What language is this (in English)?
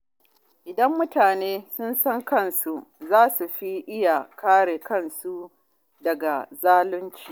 Hausa